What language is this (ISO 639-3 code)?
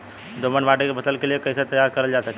bho